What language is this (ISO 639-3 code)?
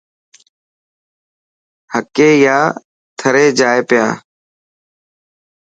mki